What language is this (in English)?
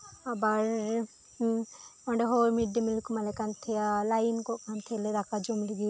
Santali